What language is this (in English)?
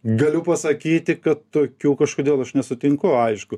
Lithuanian